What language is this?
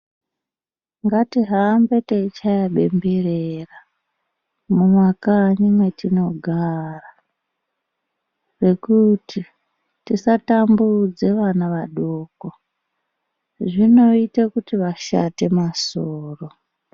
Ndau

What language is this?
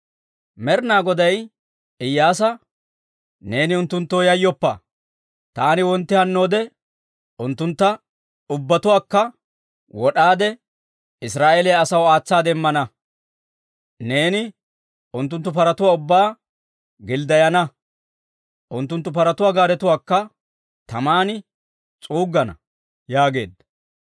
Dawro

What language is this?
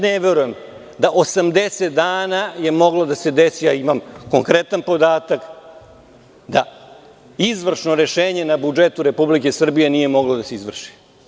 Serbian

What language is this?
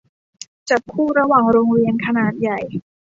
Thai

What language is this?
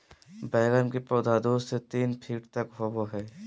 Magahi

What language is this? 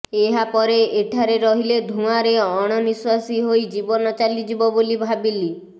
Odia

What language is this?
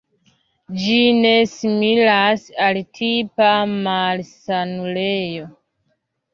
Esperanto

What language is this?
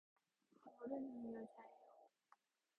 Korean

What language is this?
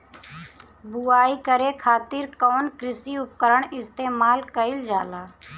Bhojpuri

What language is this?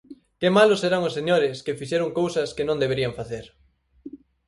Galician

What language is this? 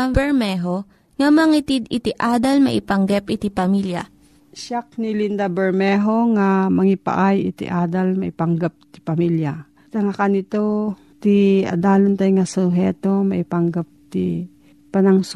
Filipino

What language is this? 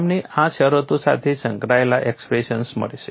Gujarati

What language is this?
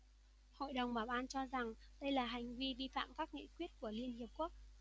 Vietnamese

